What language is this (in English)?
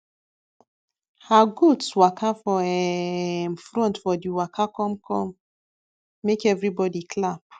Nigerian Pidgin